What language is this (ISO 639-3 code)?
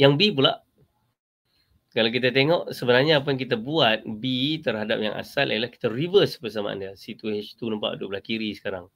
msa